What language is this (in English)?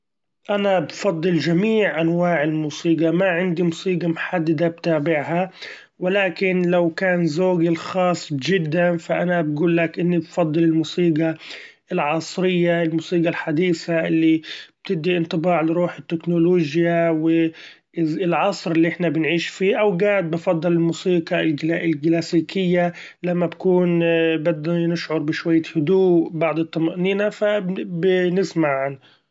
Gulf Arabic